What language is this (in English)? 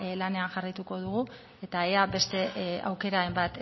Basque